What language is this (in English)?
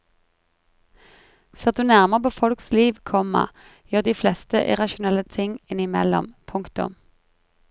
Norwegian